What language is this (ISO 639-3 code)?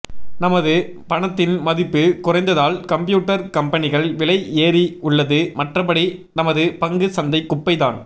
tam